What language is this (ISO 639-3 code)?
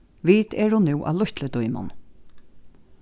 fao